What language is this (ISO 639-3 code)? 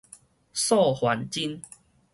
nan